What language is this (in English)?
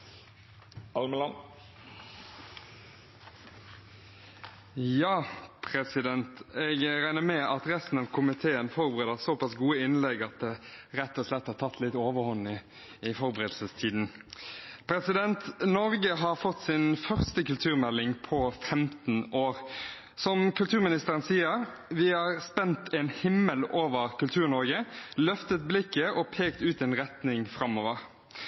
Norwegian